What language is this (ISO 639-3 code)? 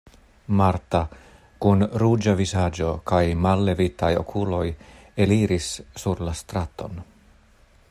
epo